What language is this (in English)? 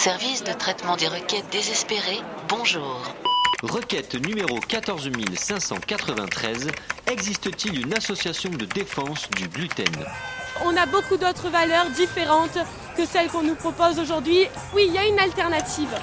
French